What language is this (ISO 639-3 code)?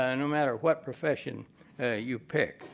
eng